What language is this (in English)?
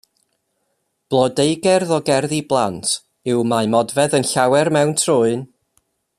Welsh